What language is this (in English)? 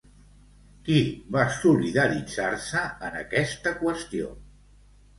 Catalan